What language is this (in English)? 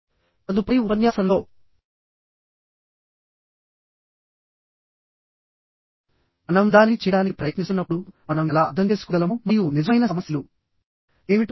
Telugu